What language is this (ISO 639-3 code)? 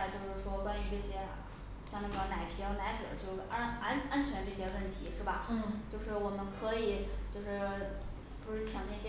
zho